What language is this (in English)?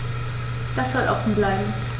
German